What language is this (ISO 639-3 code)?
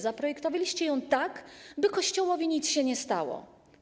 pol